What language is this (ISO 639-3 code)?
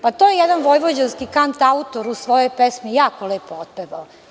srp